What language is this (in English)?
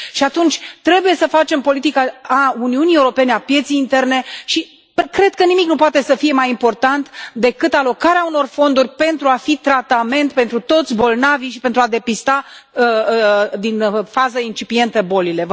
Romanian